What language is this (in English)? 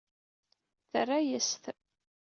Kabyle